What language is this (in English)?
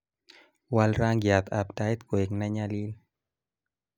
Kalenjin